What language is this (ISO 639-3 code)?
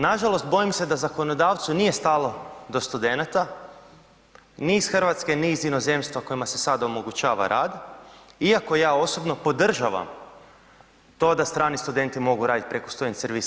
hrv